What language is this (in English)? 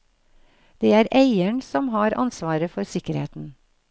Norwegian